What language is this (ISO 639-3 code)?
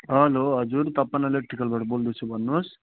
nep